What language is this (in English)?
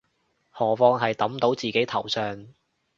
Cantonese